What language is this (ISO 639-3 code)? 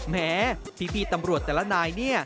tha